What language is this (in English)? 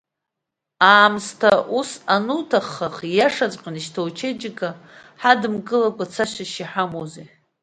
Abkhazian